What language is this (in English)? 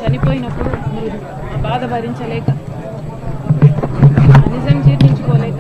Telugu